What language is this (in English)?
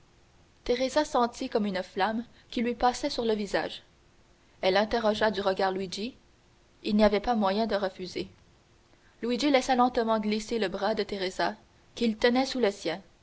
French